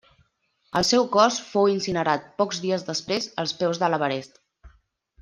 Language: Catalan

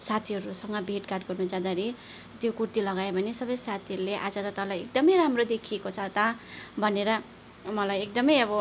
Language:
Nepali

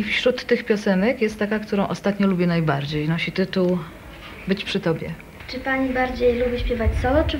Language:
Polish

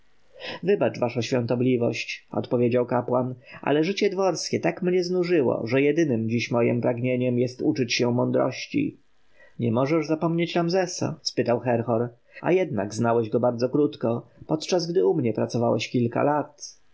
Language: Polish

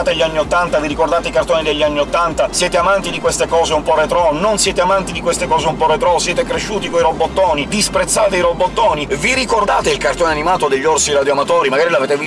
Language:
Italian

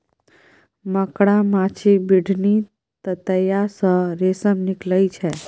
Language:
Maithili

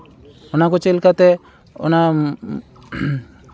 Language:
Santali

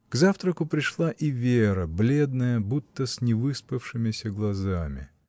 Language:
Russian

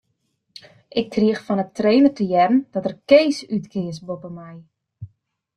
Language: Western Frisian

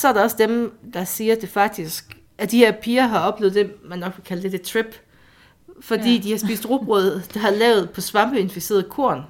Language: Danish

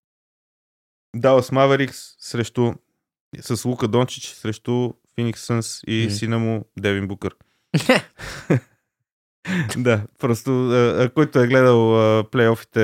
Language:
Bulgarian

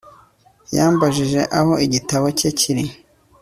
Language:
Kinyarwanda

